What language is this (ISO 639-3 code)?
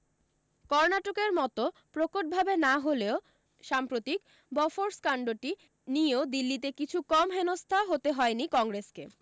ben